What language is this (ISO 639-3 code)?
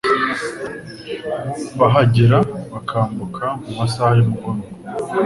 kin